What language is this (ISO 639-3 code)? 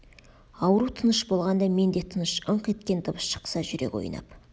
kaz